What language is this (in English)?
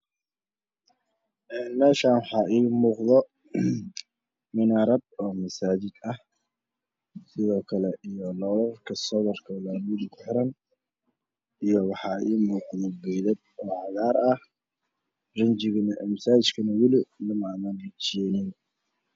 Somali